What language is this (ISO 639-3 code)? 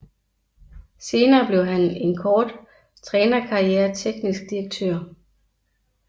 dan